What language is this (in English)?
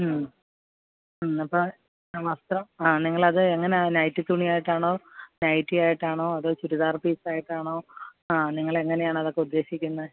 Malayalam